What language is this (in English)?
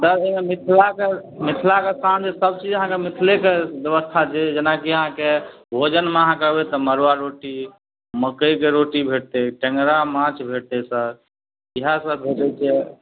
Maithili